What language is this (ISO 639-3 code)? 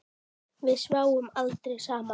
isl